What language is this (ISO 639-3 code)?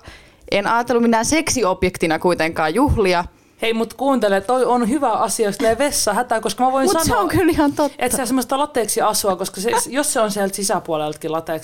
fin